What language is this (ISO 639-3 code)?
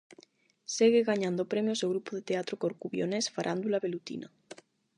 glg